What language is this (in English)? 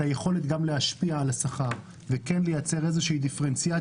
Hebrew